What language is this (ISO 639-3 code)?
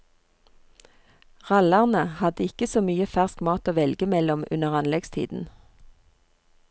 nor